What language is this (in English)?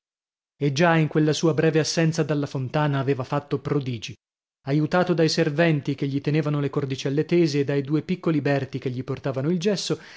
Italian